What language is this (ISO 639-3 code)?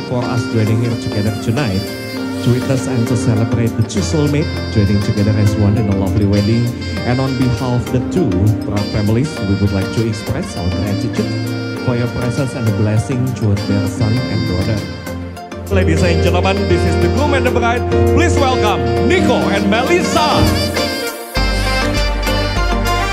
ind